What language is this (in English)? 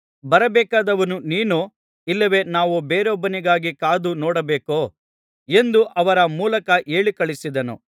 Kannada